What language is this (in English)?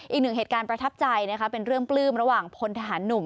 Thai